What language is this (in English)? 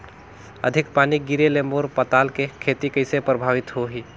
Chhattisgarhi